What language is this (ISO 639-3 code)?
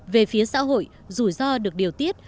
vie